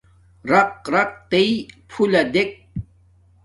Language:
Domaaki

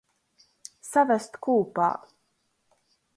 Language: Latgalian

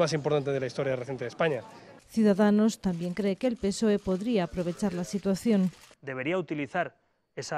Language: Spanish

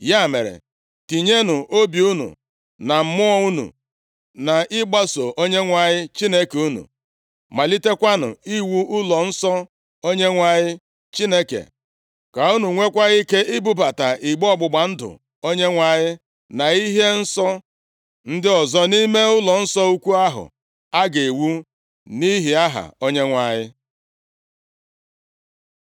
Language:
Igbo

